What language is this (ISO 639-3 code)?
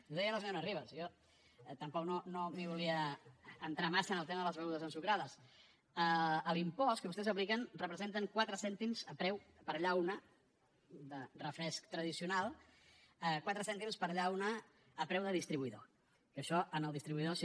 cat